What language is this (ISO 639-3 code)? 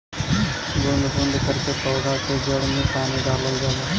bho